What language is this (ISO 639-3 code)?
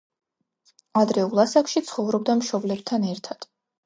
kat